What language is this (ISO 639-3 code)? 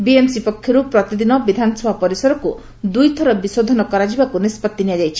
ori